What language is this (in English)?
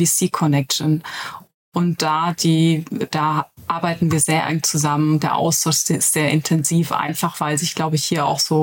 German